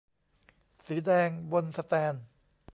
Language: Thai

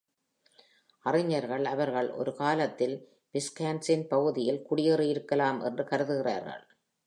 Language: Tamil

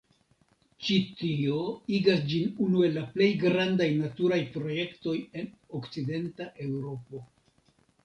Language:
Esperanto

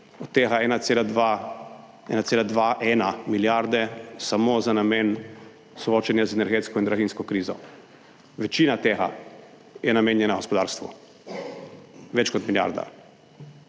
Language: Slovenian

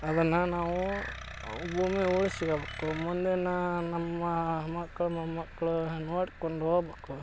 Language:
Kannada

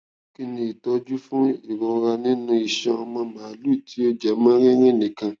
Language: Yoruba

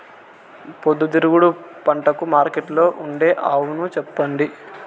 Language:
Telugu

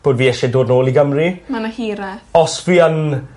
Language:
Welsh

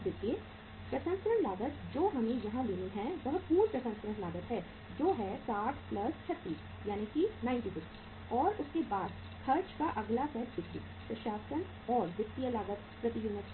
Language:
Hindi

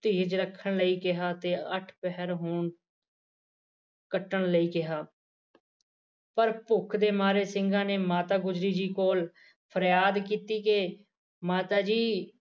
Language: Punjabi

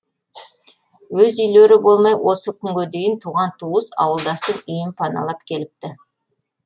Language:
Kazakh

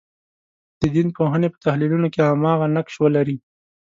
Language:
Pashto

